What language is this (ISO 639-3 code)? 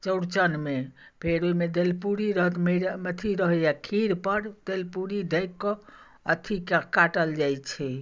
mai